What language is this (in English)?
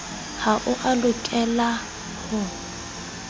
Southern Sotho